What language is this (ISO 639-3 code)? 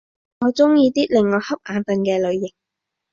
yue